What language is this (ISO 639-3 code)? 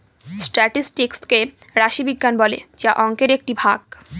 ben